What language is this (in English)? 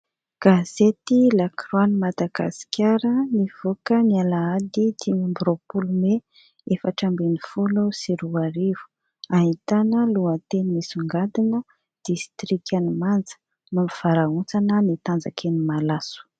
Malagasy